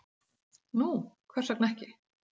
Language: Icelandic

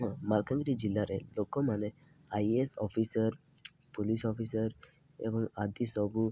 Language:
Odia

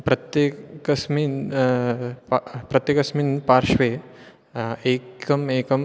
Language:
Sanskrit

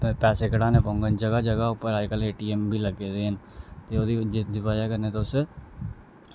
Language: Dogri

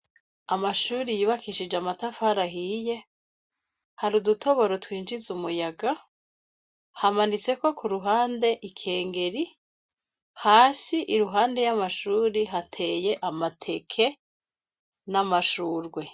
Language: Rundi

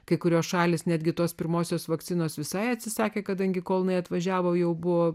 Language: Lithuanian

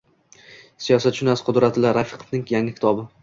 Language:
Uzbek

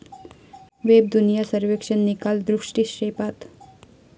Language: Marathi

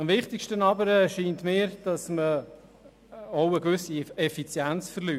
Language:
Swiss German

